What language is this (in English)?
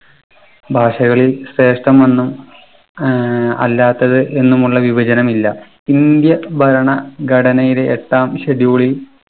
Malayalam